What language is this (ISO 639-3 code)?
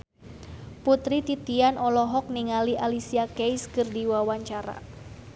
sun